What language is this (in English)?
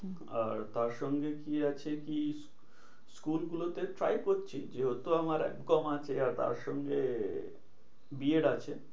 Bangla